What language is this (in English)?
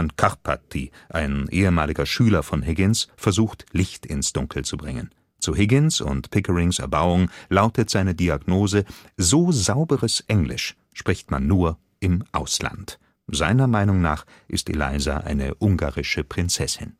German